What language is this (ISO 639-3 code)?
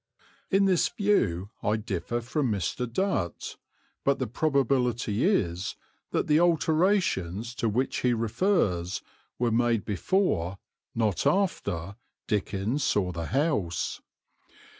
eng